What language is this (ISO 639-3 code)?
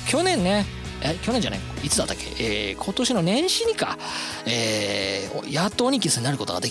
jpn